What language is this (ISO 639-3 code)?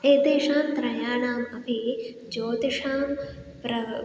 san